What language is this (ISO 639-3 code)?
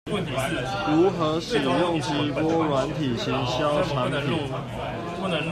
zho